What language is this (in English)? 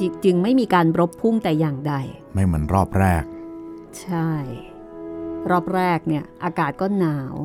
Thai